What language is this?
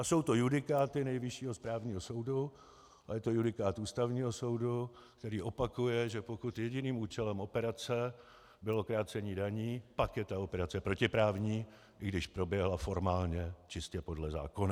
Czech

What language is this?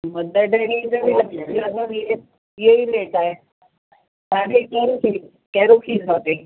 Sindhi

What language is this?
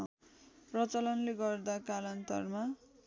Nepali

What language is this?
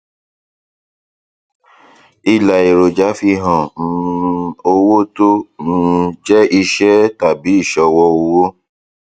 Yoruba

